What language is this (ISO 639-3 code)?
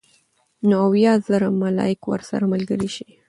pus